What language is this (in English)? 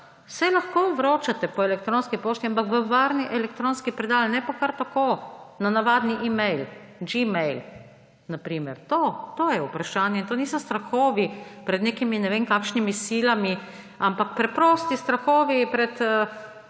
Slovenian